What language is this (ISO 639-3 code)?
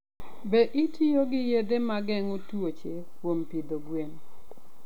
luo